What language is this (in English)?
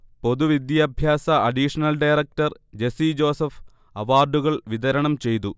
Malayalam